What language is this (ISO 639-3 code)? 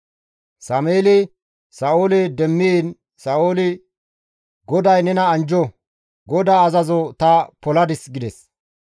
gmv